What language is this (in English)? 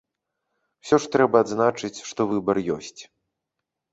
Belarusian